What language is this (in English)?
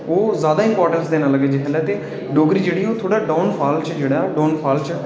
Dogri